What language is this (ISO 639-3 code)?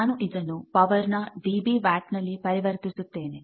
kan